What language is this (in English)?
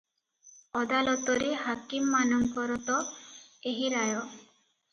Odia